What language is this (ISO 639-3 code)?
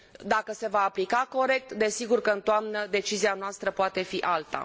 ron